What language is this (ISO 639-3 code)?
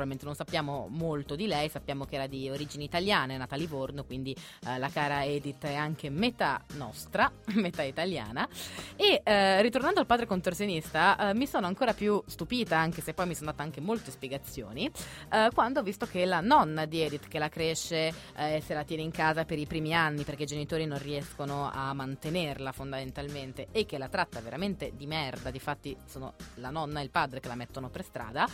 ita